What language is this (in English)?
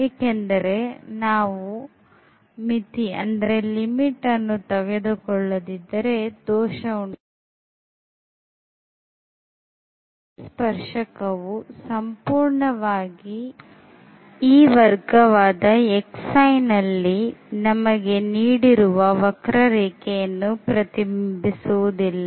Kannada